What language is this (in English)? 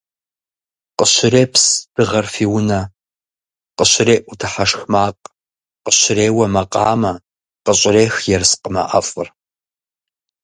Kabardian